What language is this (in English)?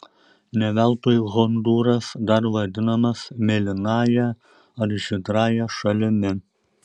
Lithuanian